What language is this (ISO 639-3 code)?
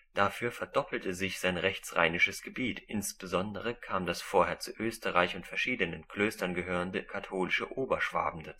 deu